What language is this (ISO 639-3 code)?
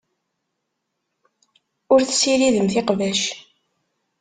kab